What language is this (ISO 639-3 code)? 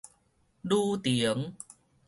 nan